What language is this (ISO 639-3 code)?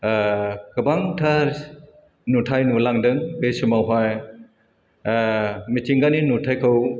brx